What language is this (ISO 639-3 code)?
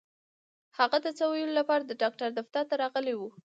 pus